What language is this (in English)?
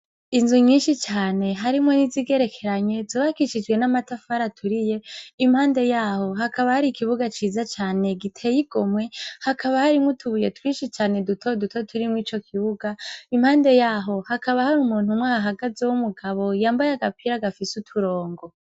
Rundi